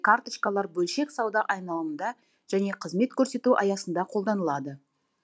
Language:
Kazakh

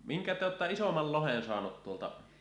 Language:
Finnish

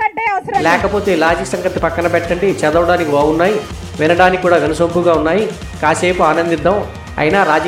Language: Telugu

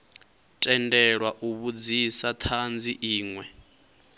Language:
Venda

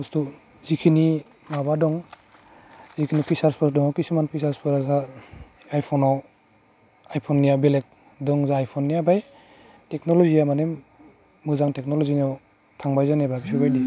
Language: Bodo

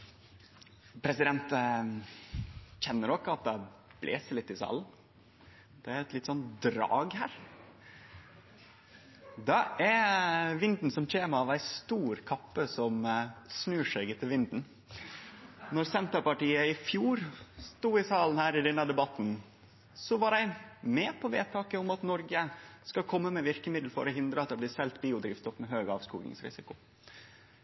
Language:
Norwegian Nynorsk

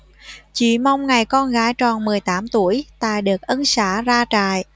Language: Vietnamese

